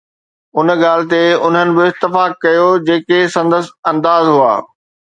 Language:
Sindhi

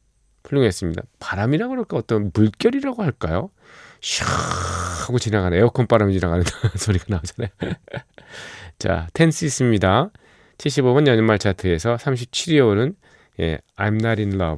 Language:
Korean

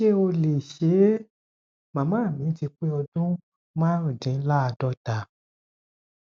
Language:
Yoruba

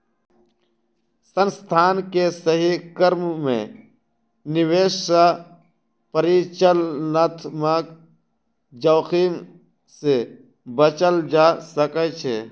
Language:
Maithili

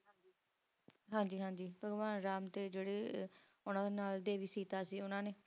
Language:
Punjabi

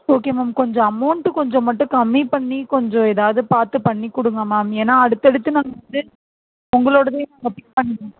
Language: Tamil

